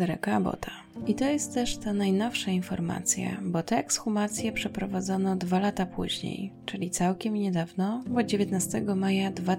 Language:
Polish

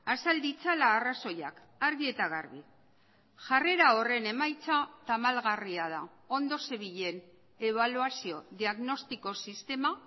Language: Basque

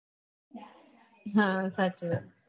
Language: Gujarati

